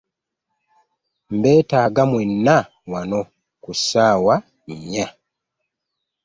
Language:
Ganda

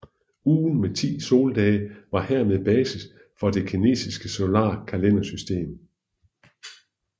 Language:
Danish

